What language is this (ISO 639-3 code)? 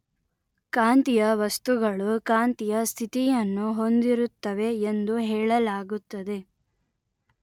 kan